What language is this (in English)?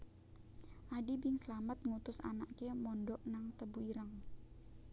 Javanese